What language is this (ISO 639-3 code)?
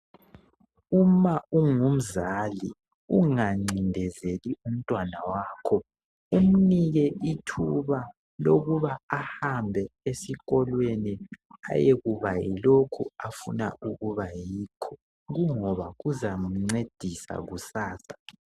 nde